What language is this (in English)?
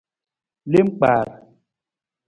Nawdm